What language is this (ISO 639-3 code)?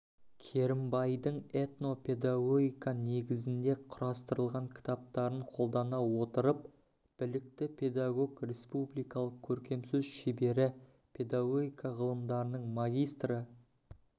kaz